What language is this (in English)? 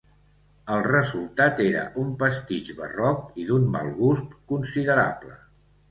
Catalan